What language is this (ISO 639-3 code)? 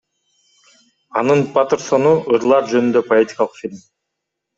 kir